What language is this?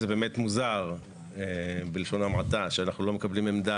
Hebrew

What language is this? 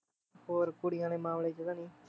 Punjabi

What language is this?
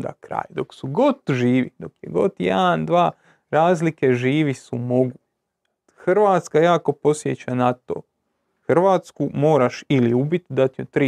Croatian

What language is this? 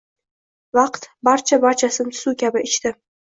Uzbek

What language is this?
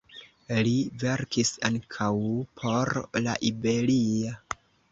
Esperanto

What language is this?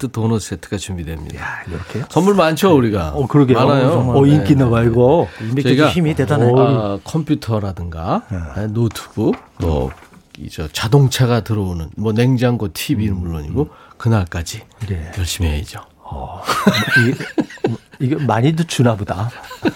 Korean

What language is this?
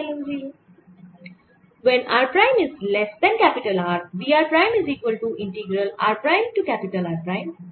Bangla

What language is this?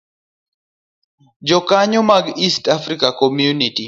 Luo (Kenya and Tanzania)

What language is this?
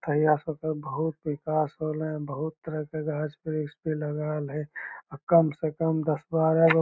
Magahi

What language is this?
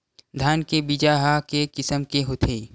Chhattisgarhi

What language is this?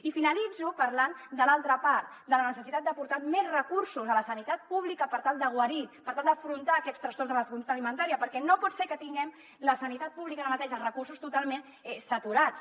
Catalan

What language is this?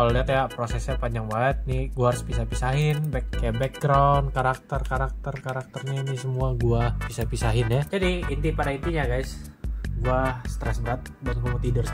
Indonesian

